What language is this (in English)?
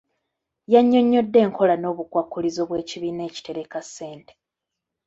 Ganda